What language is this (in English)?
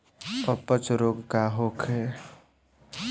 Bhojpuri